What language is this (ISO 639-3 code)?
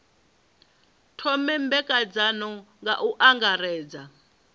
ven